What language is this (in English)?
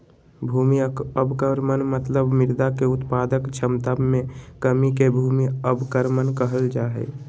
Magahi